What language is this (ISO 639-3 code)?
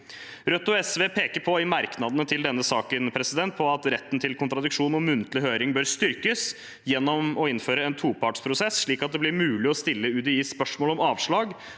nor